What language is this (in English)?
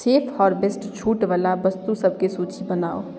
Maithili